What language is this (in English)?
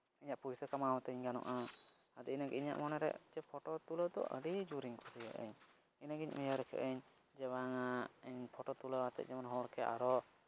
Santali